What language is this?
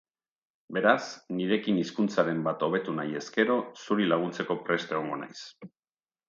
Basque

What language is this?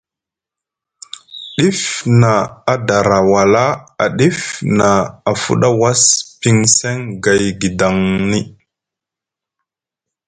Musgu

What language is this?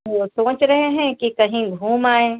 Hindi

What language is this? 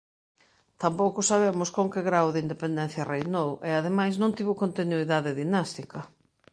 Galician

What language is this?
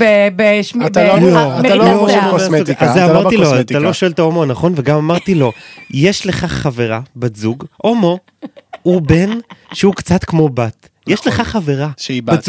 Hebrew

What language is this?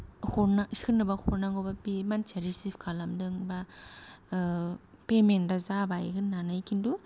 Bodo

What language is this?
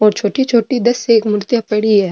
Rajasthani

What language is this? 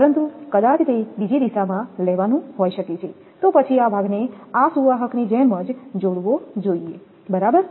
Gujarati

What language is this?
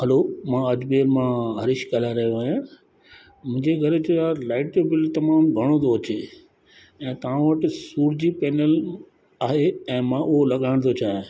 Sindhi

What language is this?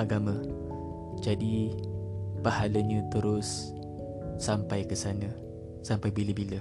Malay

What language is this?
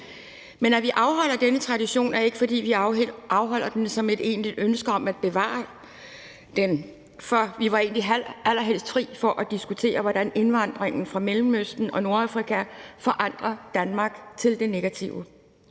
Danish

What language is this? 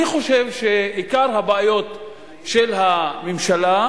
Hebrew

